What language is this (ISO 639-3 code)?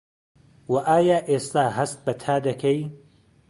ckb